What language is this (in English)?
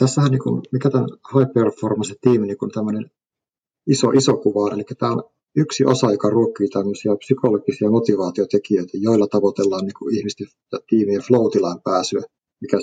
Finnish